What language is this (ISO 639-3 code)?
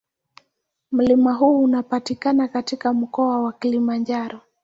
swa